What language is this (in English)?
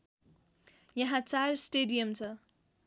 Nepali